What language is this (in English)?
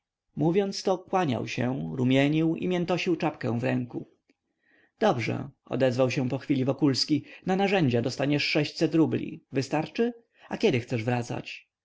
Polish